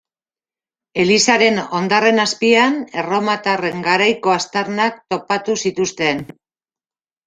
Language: Basque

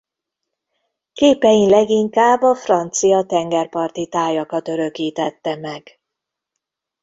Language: Hungarian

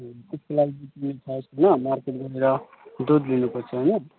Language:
Nepali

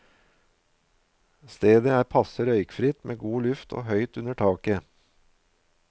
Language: Norwegian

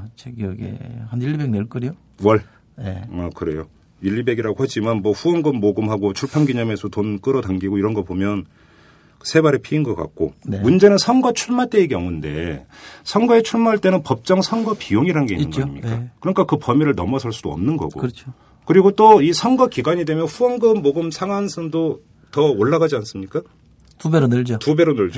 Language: Korean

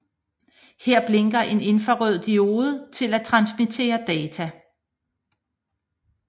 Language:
Danish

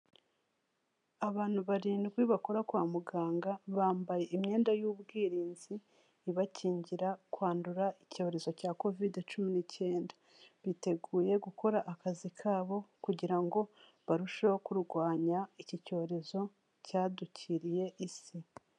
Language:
Kinyarwanda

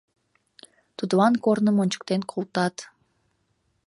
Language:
Mari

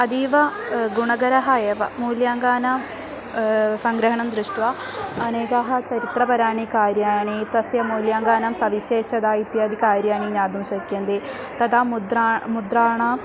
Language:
Sanskrit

